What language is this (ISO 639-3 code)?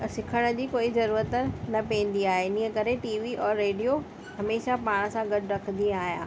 snd